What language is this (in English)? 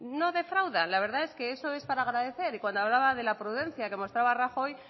Spanish